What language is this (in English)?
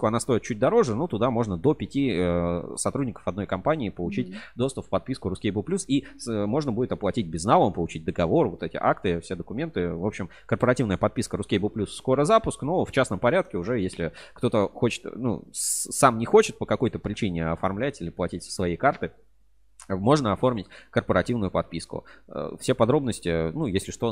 Russian